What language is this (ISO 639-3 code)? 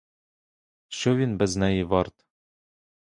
ukr